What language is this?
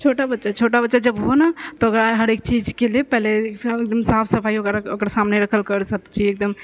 Maithili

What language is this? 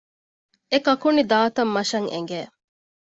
Divehi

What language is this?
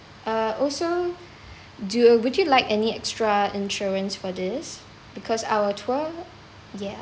English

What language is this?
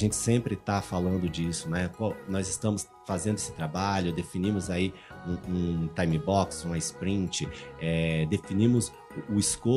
Portuguese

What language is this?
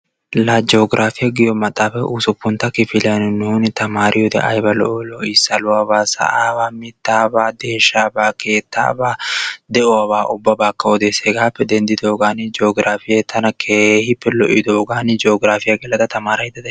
Wolaytta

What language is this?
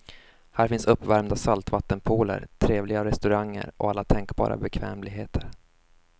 Swedish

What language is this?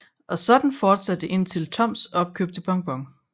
Danish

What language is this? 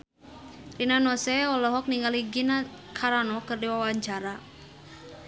Sundanese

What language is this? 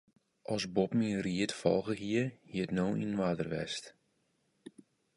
Western Frisian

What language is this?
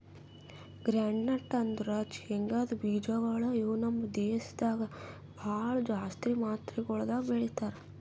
Kannada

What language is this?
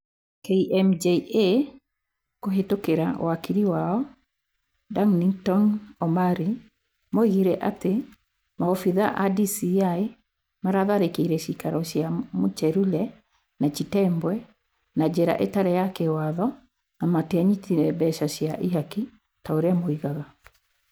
Kikuyu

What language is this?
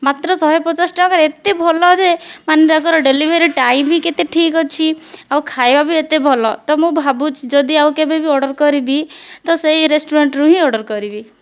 Odia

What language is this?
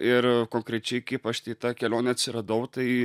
Lithuanian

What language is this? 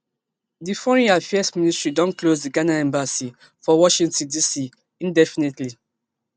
Nigerian Pidgin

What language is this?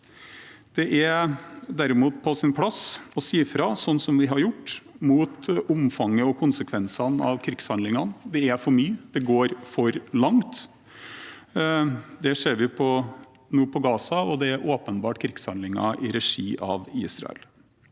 Norwegian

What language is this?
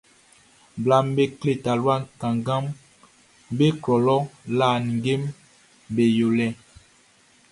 Baoulé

